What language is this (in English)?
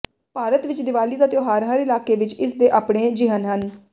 Punjabi